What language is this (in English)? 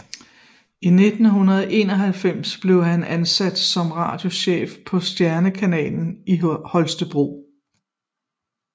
Danish